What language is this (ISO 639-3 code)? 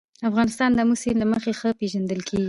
pus